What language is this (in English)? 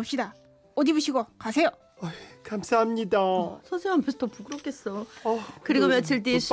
Korean